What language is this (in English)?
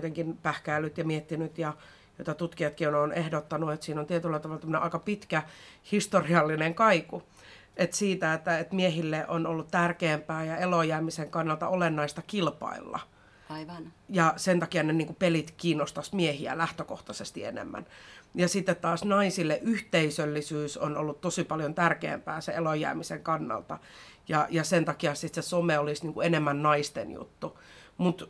Finnish